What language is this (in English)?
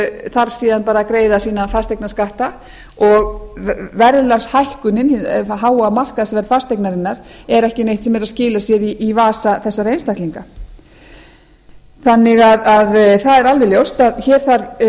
Icelandic